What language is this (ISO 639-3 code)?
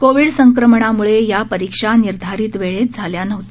mar